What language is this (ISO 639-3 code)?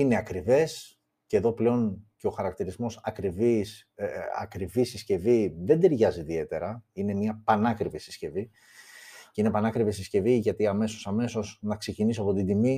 ell